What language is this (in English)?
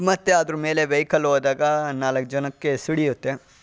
Kannada